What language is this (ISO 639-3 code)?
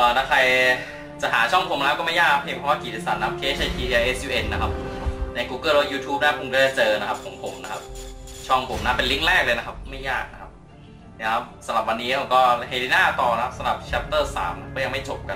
tha